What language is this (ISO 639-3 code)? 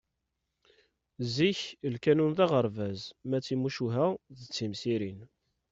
kab